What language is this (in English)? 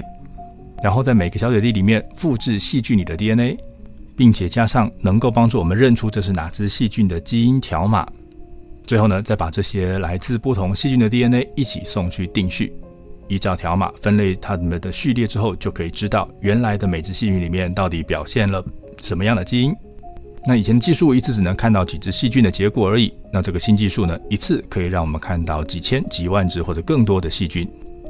Chinese